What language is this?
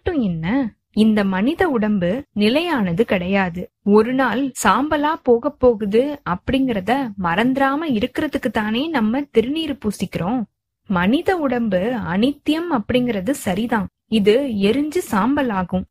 Tamil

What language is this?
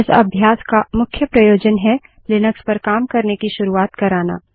Hindi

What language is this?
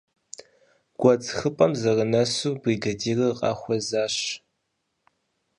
Kabardian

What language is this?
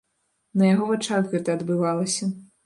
Belarusian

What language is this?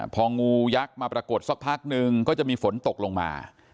Thai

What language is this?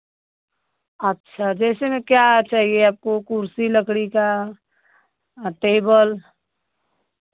Hindi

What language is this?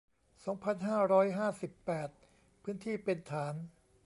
Thai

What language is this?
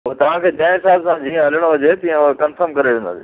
Sindhi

